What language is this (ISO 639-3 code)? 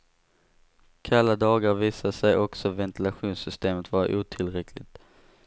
swe